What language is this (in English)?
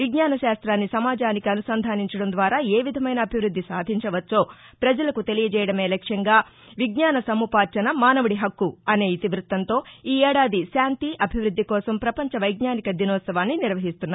Telugu